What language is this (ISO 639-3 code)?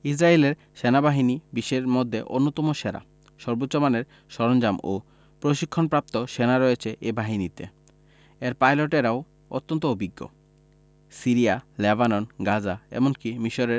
ben